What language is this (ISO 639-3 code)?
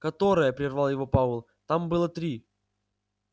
rus